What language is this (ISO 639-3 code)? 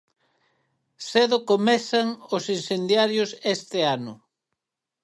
glg